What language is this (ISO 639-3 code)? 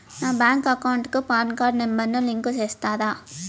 tel